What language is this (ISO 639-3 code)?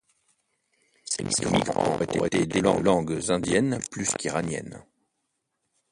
fra